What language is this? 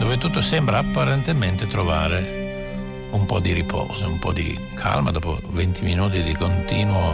Italian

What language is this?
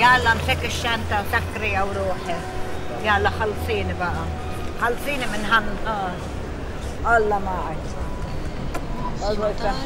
Arabic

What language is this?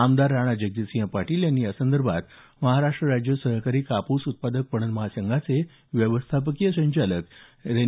Marathi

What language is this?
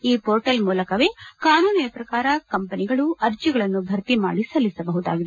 Kannada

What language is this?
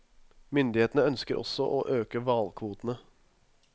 Norwegian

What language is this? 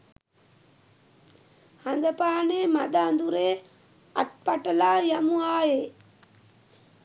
Sinhala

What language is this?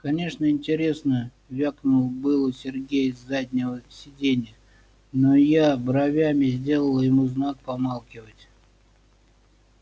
Russian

